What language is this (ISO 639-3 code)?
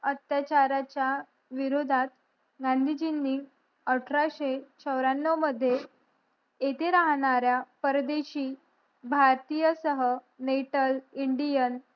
mar